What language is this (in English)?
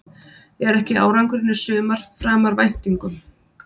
Icelandic